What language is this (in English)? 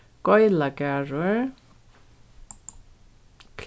Faroese